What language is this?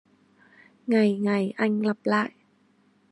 Vietnamese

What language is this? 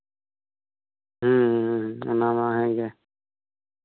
Santali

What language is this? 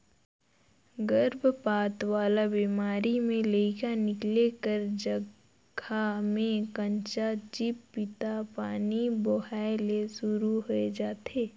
Chhattisgarhi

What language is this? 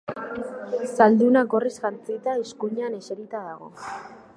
Basque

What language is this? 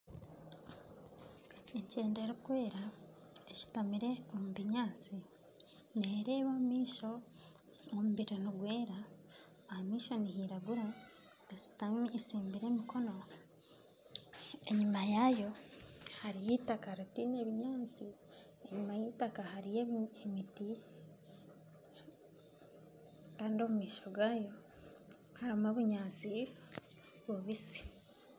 Nyankole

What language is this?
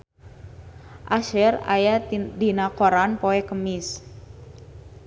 Sundanese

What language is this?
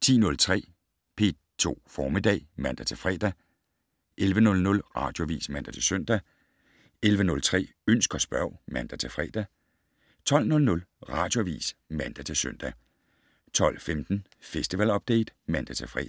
Danish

